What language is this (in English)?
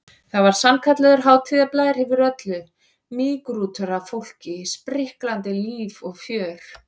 Icelandic